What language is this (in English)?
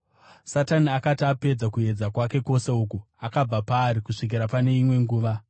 Shona